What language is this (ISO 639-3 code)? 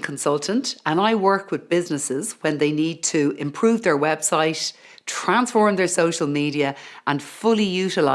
eng